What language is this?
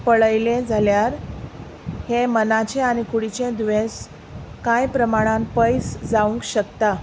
Konkani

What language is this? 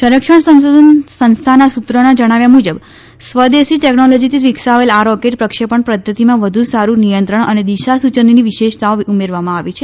Gujarati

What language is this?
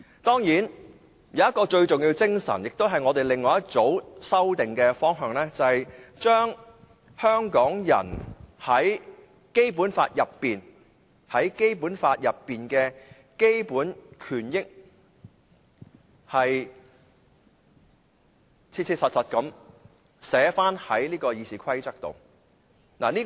Cantonese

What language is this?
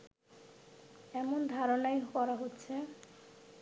Bangla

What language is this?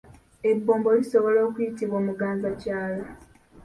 Ganda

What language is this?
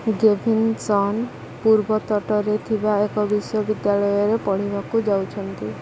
Odia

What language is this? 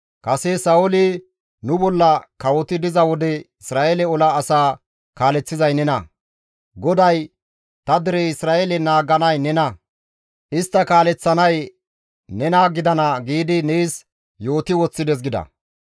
Gamo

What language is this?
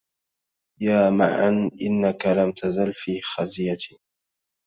Arabic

